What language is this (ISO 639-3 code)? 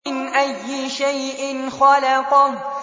ara